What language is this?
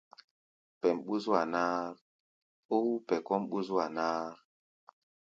Gbaya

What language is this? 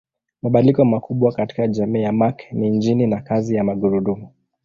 Swahili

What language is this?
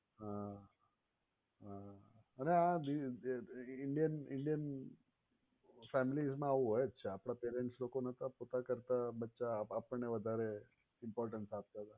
Gujarati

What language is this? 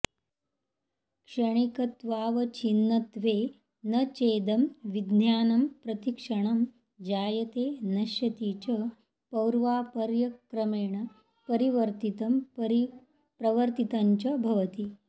Sanskrit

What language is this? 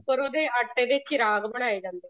Punjabi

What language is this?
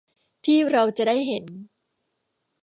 Thai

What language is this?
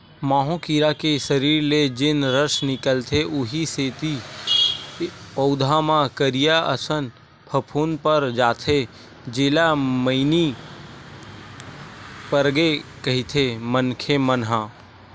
Chhattisgarhi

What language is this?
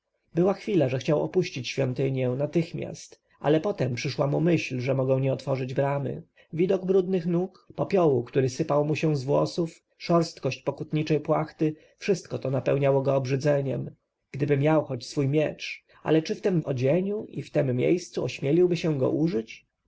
Polish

